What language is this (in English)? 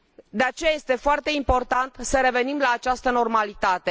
Romanian